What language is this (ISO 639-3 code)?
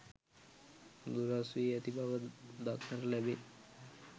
sin